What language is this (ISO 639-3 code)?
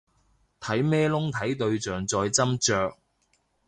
yue